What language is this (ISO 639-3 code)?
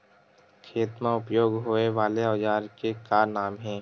hne